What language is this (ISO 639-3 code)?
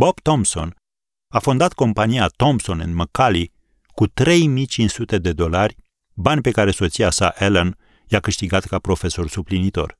ron